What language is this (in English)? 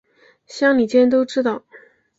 Chinese